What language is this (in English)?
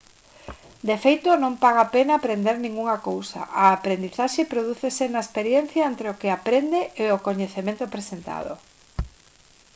Galician